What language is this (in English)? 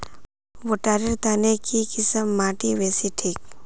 Magahi